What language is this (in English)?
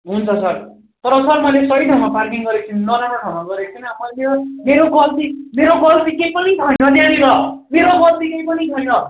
Nepali